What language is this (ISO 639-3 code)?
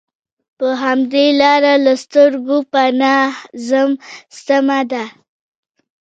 pus